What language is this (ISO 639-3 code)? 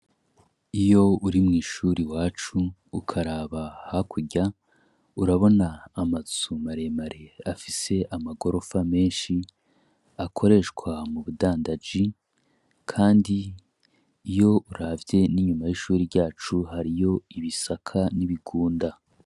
run